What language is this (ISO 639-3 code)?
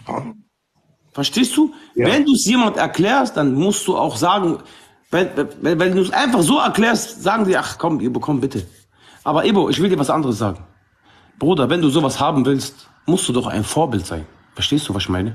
deu